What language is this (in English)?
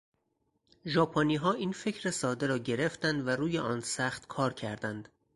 Persian